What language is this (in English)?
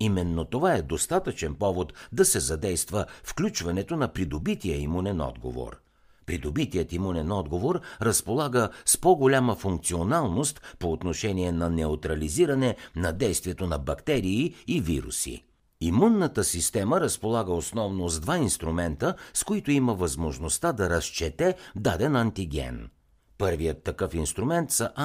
Bulgarian